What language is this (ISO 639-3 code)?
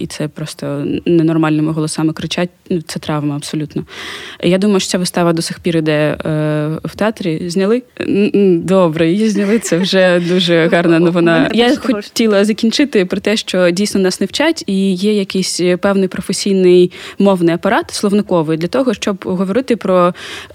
ukr